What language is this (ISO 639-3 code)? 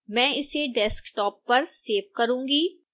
hin